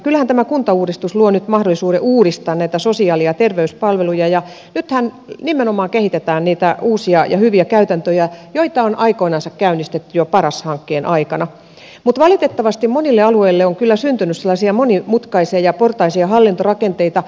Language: Finnish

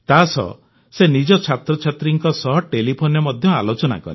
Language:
Odia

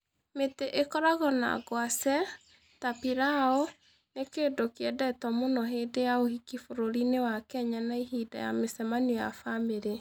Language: Kikuyu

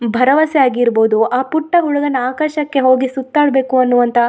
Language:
Kannada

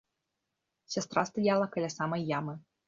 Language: Belarusian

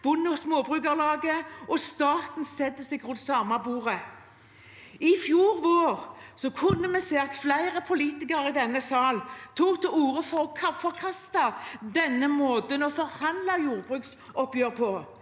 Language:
Norwegian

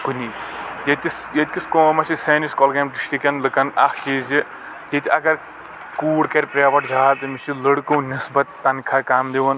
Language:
Kashmiri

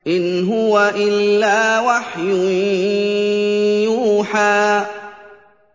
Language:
Arabic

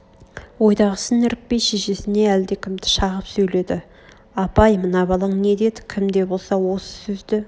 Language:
Kazakh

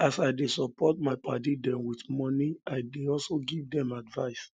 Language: Nigerian Pidgin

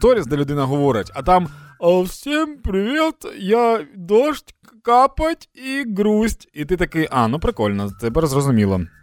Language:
Ukrainian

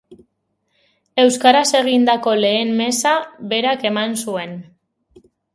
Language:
Basque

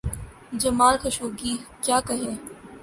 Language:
Urdu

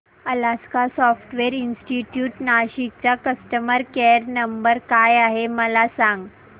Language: Marathi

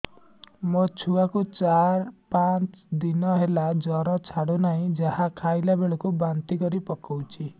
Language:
Odia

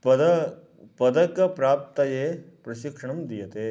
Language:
Sanskrit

